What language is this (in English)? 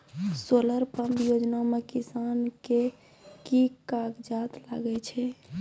Maithili